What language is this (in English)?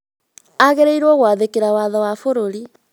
Kikuyu